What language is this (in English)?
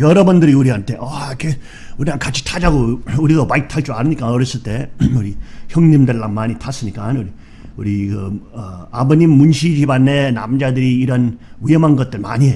Korean